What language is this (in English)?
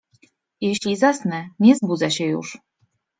Polish